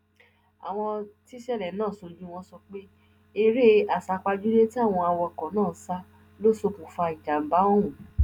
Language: Yoruba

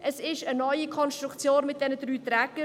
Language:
Swiss German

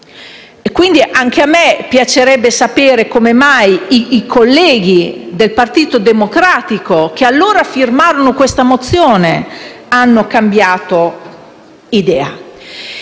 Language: Italian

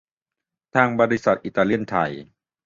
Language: Thai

